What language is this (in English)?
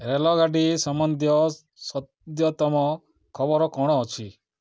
Odia